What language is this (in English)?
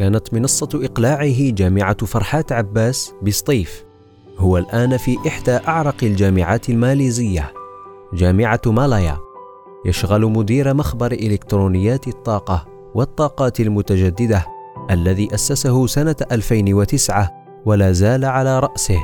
Arabic